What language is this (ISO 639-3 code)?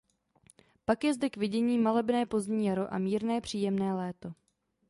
ces